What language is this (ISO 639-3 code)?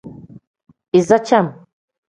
kdh